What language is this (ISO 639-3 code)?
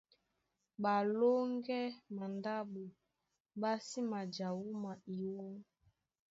dua